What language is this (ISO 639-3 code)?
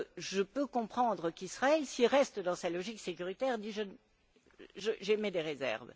fra